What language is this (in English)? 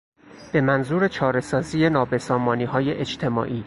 Persian